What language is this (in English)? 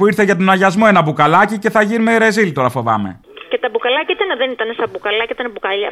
Greek